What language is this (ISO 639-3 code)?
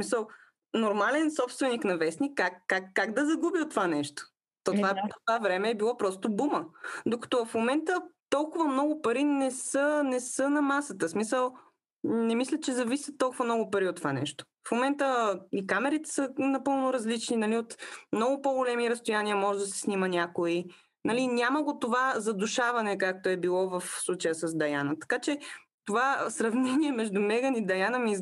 bul